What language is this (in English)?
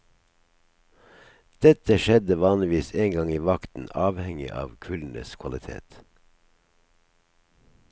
Norwegian